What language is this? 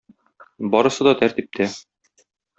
Tatar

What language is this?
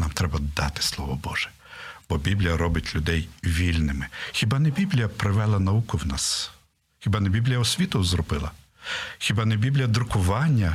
Ukrainian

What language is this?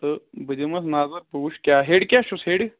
Kashmiri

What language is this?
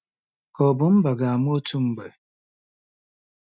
Igbo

